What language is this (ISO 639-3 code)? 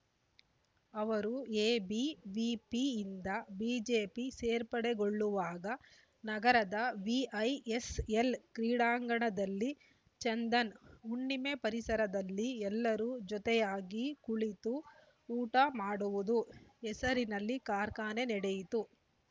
kan